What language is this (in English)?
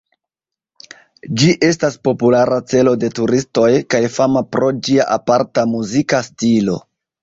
Esperanto